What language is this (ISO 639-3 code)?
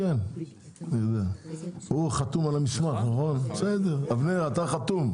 heb